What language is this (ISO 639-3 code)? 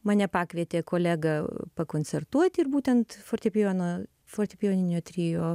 lit